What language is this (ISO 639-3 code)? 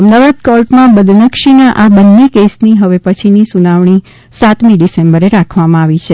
guj